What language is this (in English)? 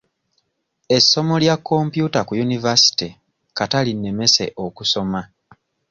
Ganda